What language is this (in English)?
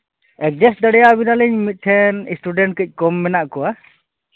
Santali